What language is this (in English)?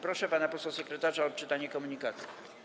Polish